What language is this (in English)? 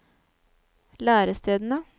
Norwegian